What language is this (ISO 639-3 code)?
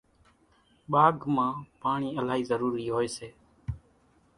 gjk